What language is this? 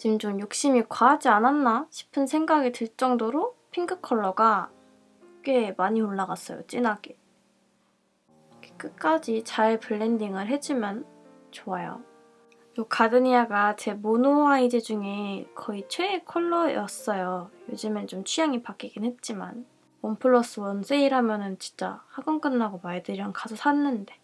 Korean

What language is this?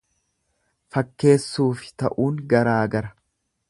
Oromo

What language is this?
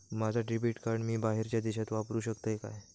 Marathi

